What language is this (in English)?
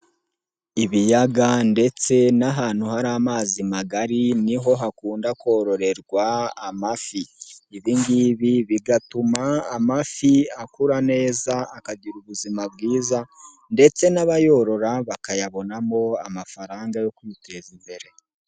Kinyarwanda